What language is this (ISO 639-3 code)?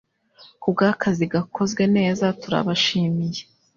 kin